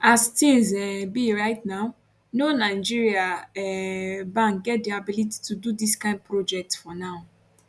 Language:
Nigerian Pidgin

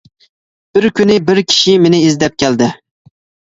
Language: Uyghur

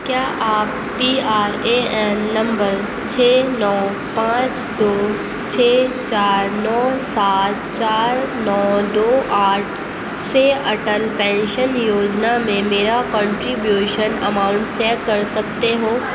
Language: Urdu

